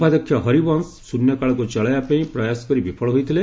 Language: Odia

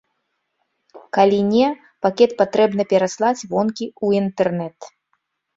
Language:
Belarusian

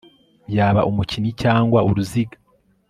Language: Kinyarwanda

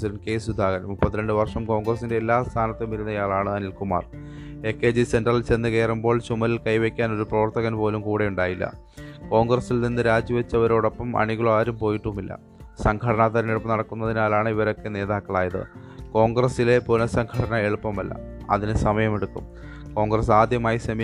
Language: Malayalam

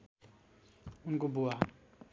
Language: Nepali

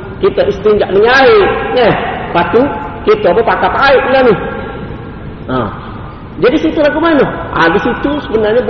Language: Malay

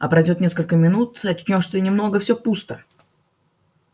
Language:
Russian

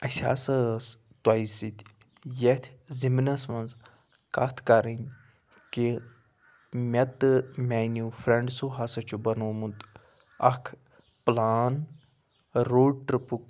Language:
Kashmiri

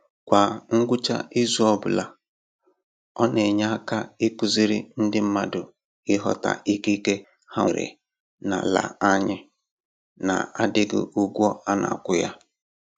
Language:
Igbo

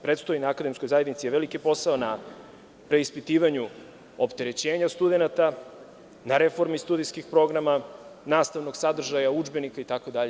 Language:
Serbian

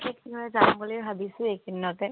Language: Assamese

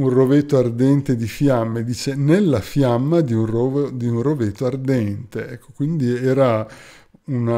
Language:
Italian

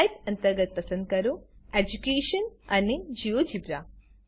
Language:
Gujarati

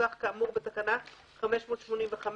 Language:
Hebrew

